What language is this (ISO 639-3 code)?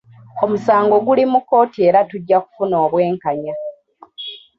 lug